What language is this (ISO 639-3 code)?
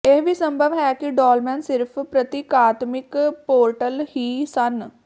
pan